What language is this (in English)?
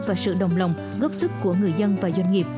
Vietnamese